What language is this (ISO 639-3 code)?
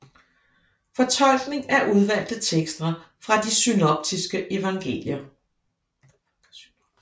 dan